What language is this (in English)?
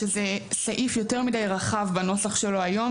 Hebrew